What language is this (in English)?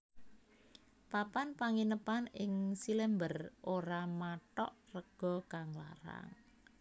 Javanese